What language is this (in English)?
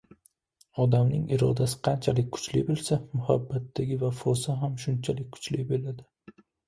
Uzbek